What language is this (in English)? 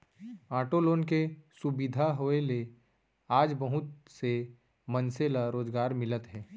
Chhattisgarhi